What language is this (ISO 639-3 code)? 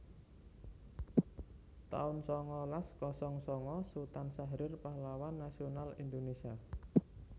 jav